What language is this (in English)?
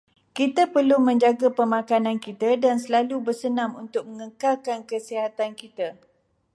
Malay